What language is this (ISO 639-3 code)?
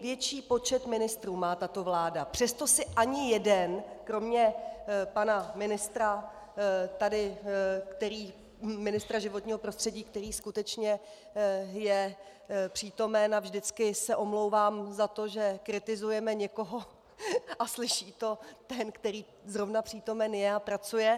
ces